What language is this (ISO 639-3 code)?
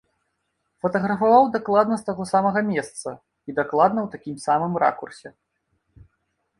bel